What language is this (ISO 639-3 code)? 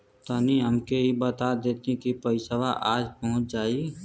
bho